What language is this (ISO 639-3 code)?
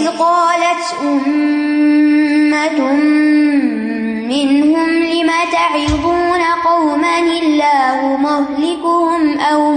urd